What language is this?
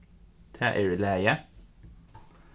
Faroese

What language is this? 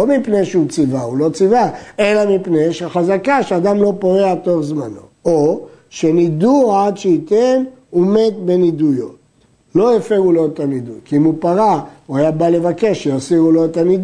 Hebrew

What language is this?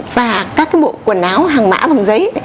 Vietnamese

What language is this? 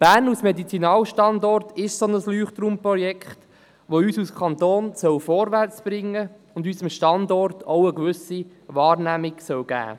Swiss German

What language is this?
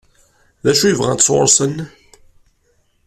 Kabyle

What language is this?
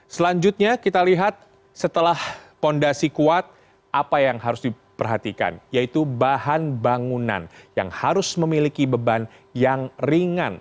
Indonesian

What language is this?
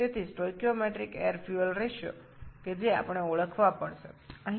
Bangla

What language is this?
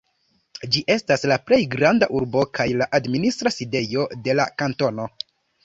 Esperanto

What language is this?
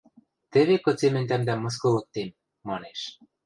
Western Mari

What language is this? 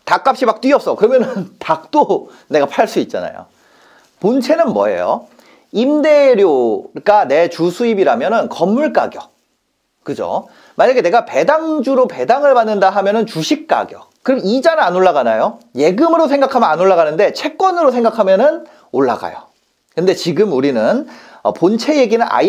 Korean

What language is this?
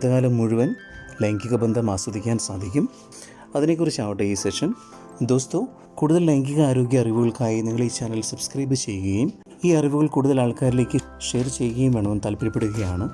Malayalam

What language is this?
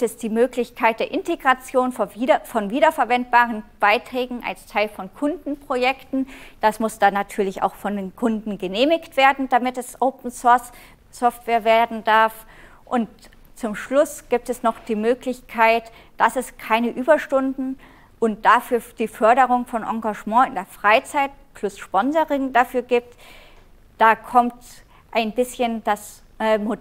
German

